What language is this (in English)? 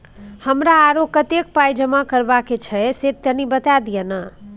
Maithili